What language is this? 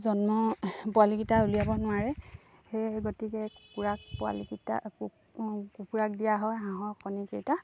Assamese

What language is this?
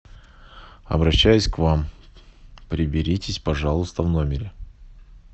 Russian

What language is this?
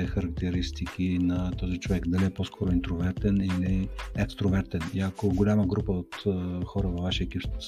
Bulgarian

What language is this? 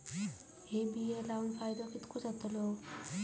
Marathi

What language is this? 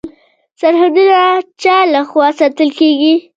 Pashto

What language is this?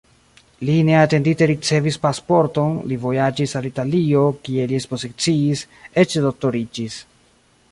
Esperanto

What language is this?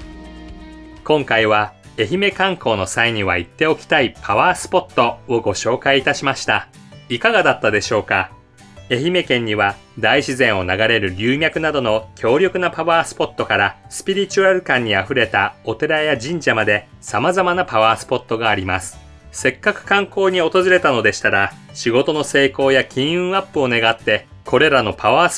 Japanese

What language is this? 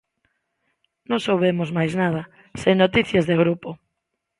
Galician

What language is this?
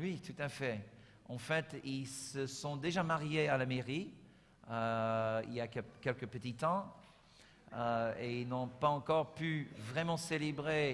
French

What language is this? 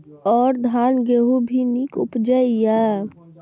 Maithili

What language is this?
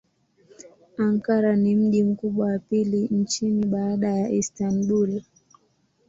Swahili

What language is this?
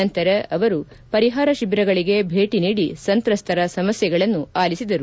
Kannada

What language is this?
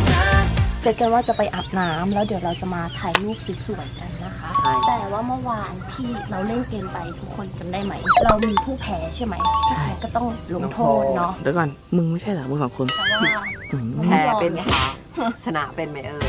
Thai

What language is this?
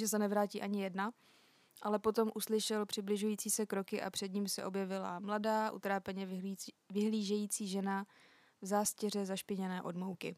Czech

